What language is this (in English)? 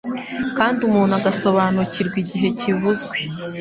Kinyarwanda